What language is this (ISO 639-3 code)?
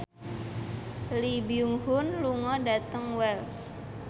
jav